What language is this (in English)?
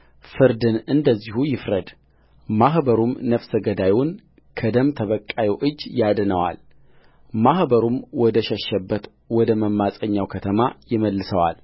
Amharic